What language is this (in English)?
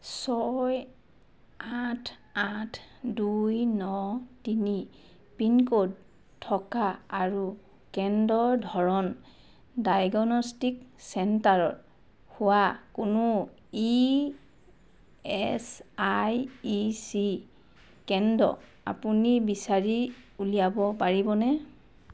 Assamese